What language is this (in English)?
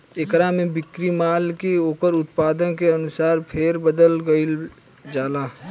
Bhojpuri